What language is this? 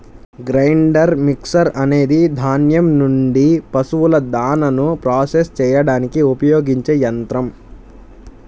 Telugu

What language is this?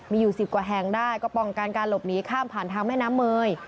Thai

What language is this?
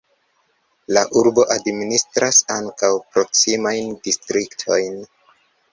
Esperanto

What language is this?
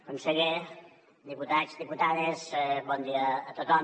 Catalan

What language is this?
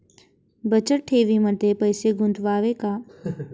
Marathi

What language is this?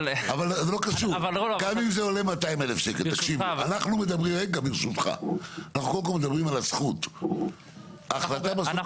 Hebrew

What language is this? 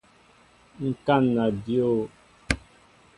Mbo (Cameroon)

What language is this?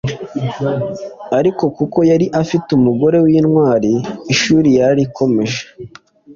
Kinyarwanda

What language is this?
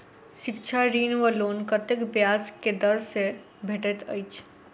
Maithili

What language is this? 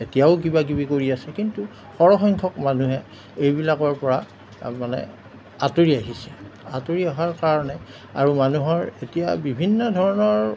Assamese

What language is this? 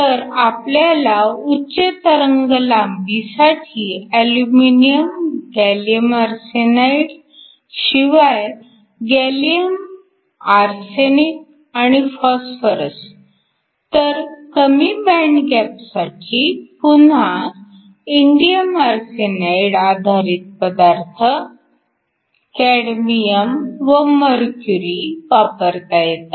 Marathi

